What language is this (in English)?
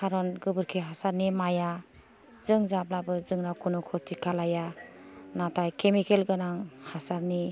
Bodo